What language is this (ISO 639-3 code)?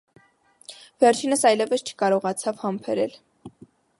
hye